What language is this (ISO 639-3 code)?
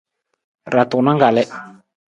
nmz